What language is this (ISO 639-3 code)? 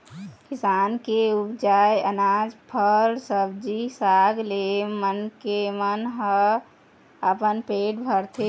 hne